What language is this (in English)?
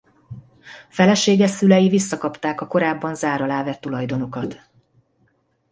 Hungarian